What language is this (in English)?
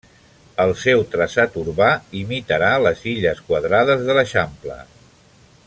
Catalan